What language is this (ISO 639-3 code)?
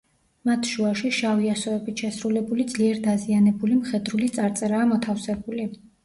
kat